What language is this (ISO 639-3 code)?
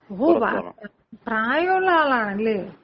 mal